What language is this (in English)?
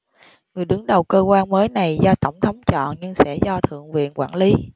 Vietnamese